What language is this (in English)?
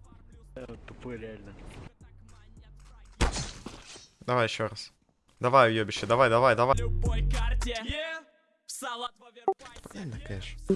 Russian